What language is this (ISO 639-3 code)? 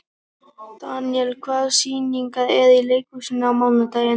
isl